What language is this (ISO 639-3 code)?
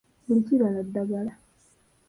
lug